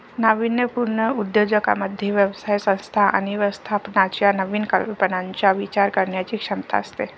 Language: Marathi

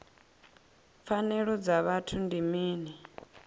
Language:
Venda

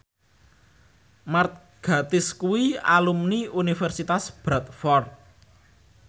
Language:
Javanese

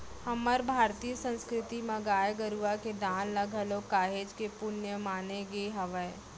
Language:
Chhattisgarhi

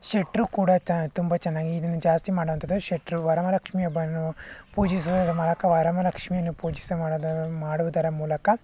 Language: Kannada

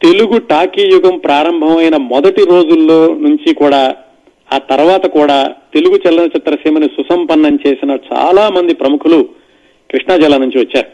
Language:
Telugu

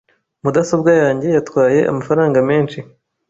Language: Kinyarwanda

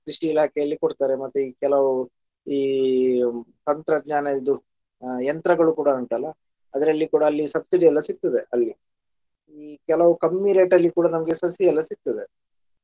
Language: Kannada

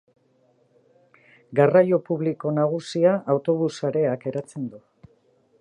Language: Basque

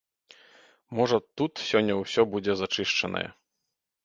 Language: Belarusian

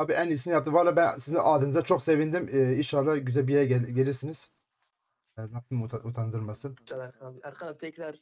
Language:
Turkish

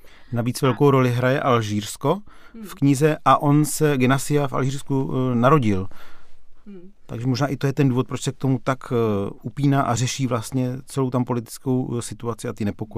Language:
Czech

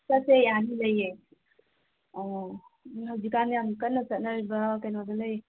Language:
Manipuri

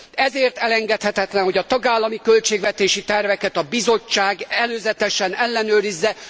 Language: Hungarian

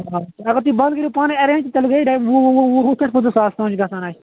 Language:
Kashmiri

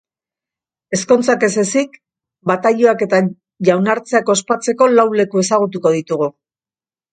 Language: Basque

